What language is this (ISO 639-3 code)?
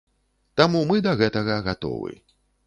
bel